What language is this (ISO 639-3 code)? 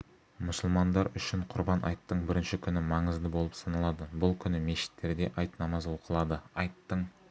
kaz